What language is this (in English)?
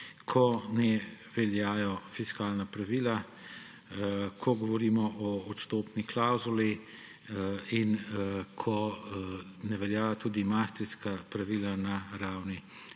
Slovenian